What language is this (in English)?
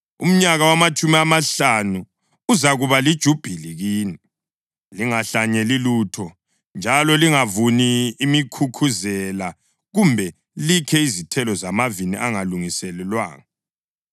North Ndebele